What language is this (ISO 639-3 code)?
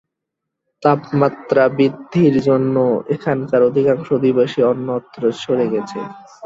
ben